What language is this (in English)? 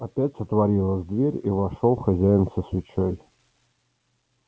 Russian